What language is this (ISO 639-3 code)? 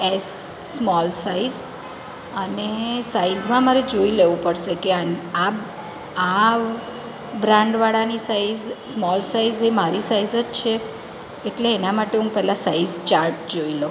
guj